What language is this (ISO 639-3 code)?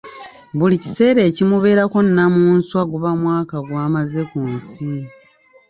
lug